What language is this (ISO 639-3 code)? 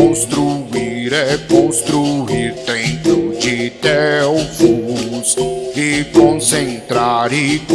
por